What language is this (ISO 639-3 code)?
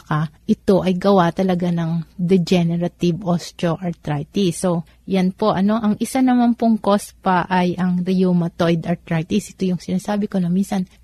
fil